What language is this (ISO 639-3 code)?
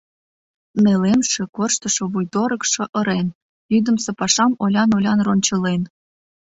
chm